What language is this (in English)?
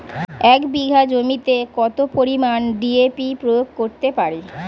Bangla